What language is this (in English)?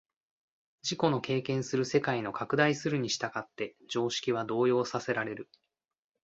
Japanese